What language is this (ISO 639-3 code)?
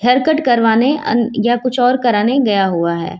hin